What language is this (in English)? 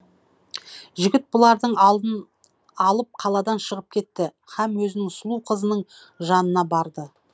Kazakh